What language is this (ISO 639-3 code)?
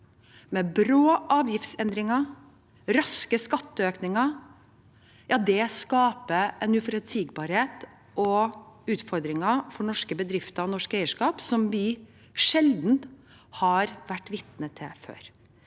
nor